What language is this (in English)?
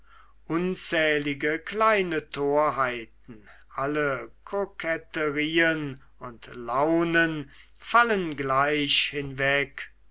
German